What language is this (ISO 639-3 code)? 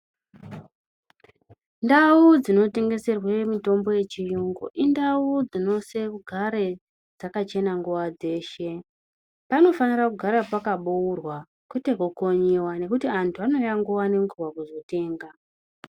ndc